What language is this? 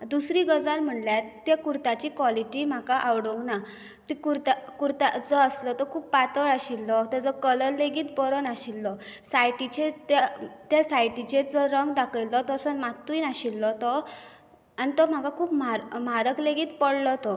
Konkani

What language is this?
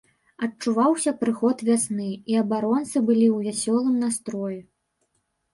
Belarusian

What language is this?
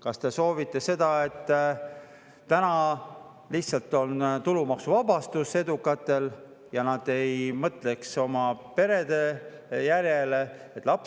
Estonian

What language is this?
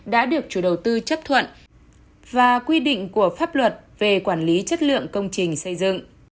Vietnamese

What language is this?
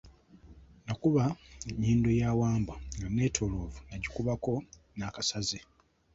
Ganda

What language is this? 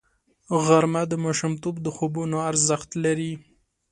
Pashto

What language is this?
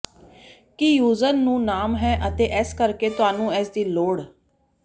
Punjabi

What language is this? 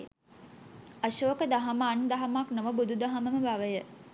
Sinhala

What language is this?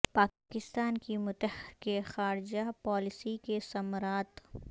Urdu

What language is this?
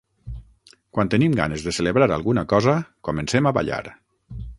Catalan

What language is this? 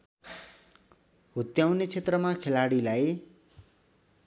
Nepali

